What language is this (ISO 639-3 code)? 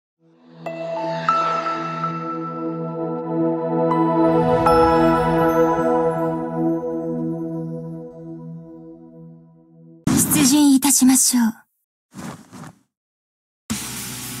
jpn